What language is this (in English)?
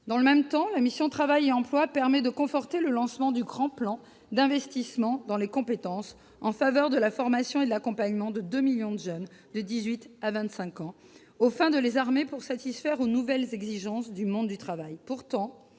French